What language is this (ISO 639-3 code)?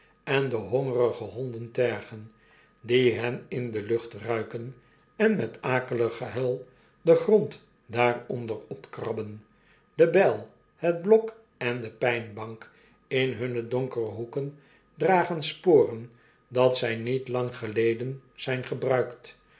nld